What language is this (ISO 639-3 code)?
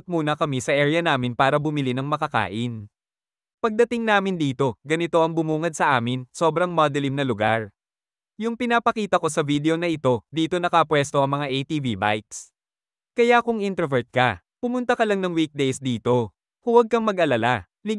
fil